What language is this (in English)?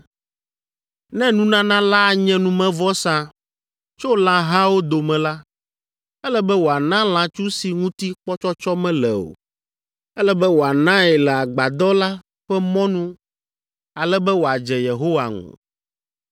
Ewe